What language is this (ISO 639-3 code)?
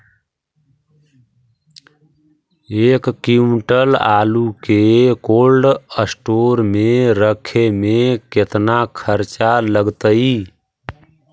mag